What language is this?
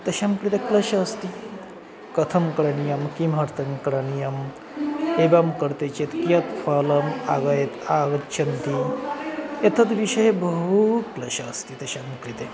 Sanskrit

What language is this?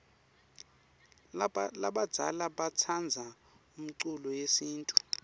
Swati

